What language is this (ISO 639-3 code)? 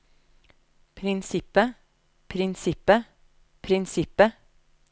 nor